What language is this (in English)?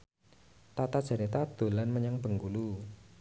Javanese